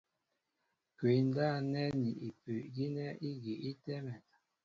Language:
Mbo (Cameroon)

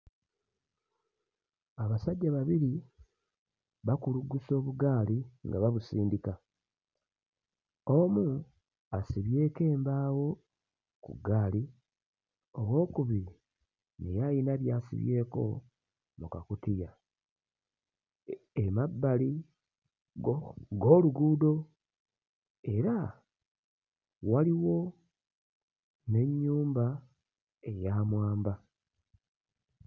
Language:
Ganda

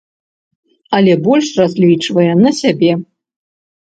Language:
Belarusian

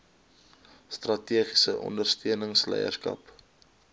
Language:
Afrikaans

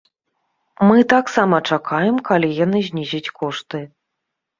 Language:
Belarusian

